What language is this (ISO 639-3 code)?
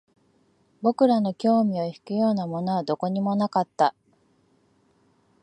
jpn